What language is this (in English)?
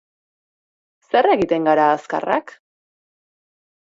Basque